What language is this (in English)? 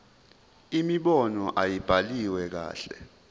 Zulu